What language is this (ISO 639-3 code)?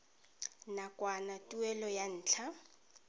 tsn